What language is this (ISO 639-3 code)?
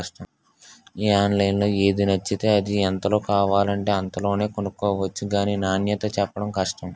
tel